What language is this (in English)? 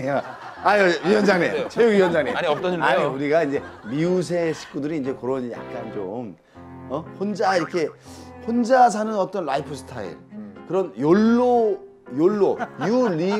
Korean